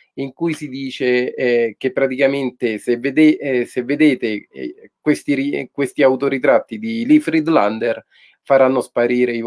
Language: Italian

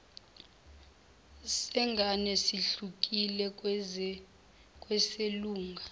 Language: Zulu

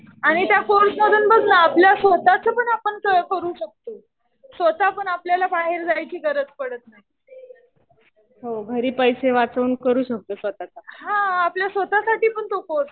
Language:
Marathi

